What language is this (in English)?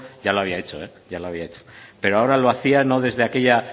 Spanish